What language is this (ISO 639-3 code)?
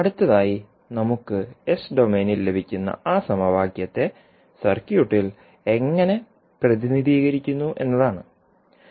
mal